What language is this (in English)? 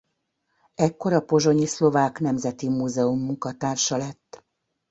Hungarian